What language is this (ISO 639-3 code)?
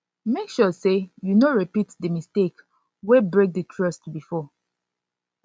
pcm